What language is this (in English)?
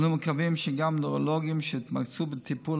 Hebrew